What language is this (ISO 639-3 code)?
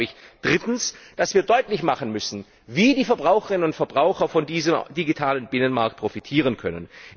deu